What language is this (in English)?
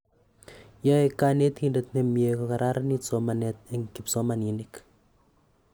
Kalenjin